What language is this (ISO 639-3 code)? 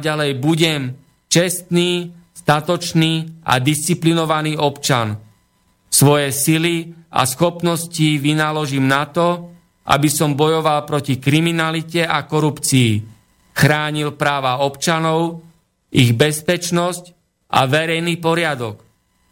slk